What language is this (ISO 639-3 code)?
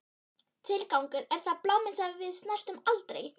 isl